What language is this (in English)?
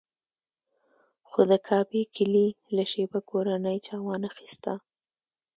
Pashto